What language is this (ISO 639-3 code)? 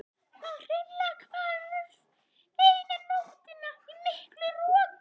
isl